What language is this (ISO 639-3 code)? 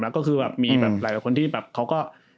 tha